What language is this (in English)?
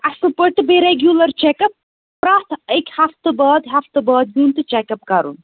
Kashmiri